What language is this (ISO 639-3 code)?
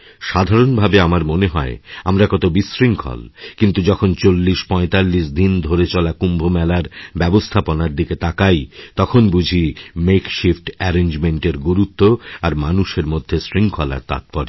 ben